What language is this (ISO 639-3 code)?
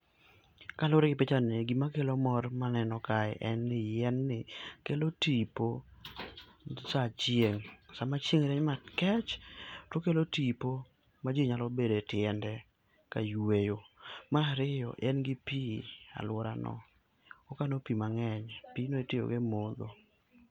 luo